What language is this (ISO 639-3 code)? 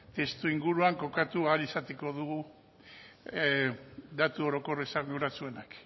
eus